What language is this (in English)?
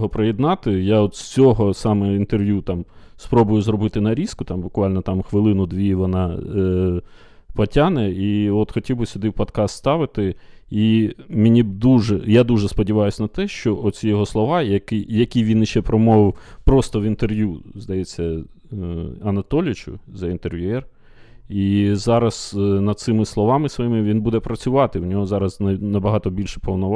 Ukrainian